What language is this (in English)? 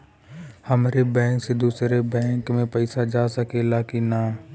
Bhojpuri